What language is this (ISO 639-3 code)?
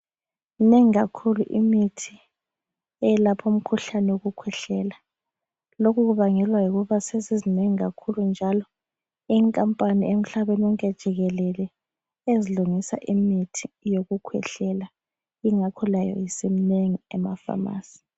nde